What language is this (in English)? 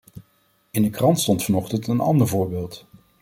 Dutch